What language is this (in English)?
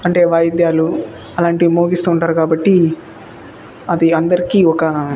Telugu